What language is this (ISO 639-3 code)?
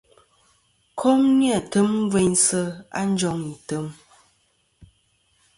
bkm